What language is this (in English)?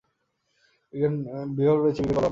Bangla